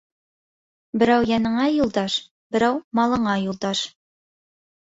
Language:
Bashkir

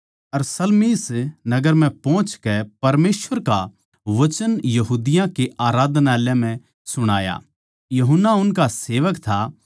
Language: Haryanvi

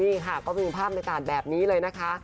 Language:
Thai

